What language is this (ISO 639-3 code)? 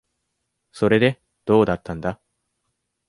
jpn